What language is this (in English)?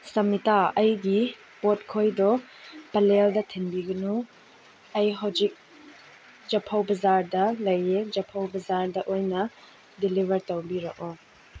Manipuri